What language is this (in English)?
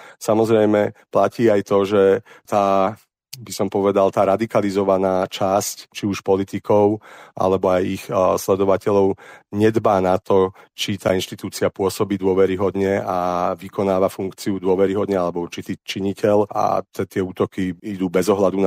Slovak